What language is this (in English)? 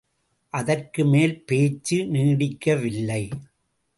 Tamil